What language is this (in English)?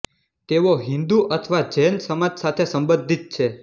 Gujarati